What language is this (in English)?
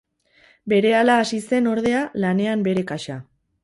Basque